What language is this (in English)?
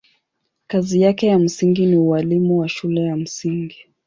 Swahili